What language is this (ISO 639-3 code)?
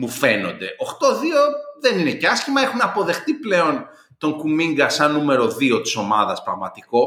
ell